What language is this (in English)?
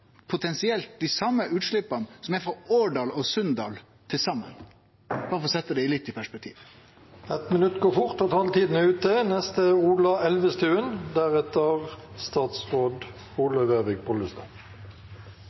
Norwegian Nynorsk